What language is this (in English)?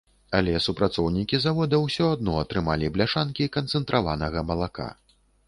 Belarusian